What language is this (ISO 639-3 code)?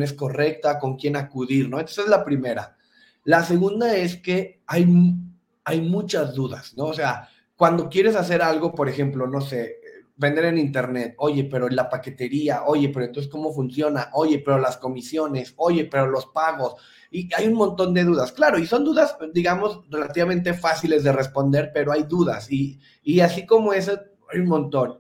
spa